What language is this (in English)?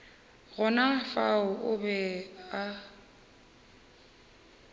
Northern Sotho